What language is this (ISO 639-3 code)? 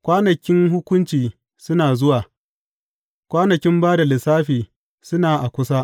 hau